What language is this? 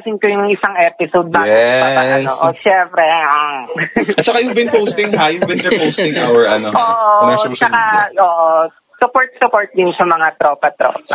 Filipino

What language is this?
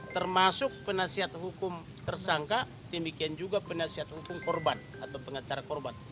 Indonesian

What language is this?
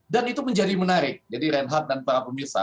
Indonesian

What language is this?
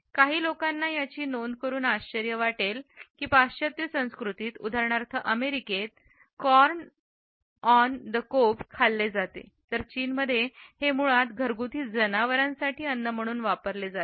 Marathi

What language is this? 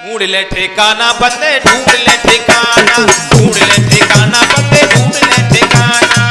Hindi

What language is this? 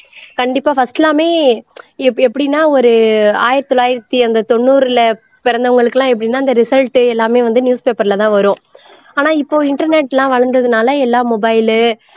Tamil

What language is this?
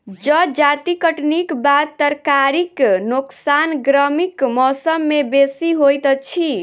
Maithili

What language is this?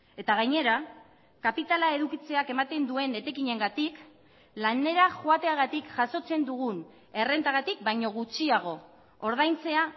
Basque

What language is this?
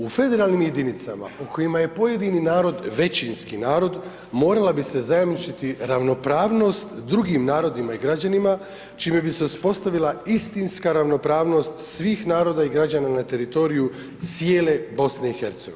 Croatian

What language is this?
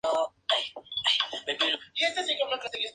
Spanish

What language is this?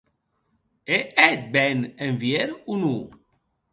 Occitan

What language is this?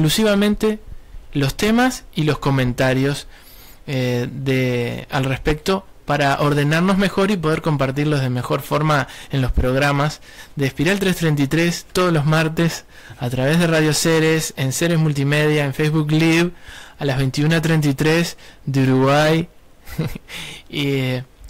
Spanish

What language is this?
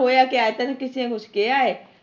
Punjabi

